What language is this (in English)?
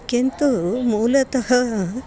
Sanskrit